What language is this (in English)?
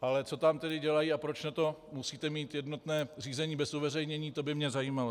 Czech